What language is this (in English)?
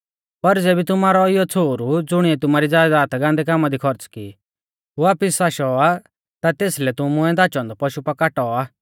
Mahasu Pahari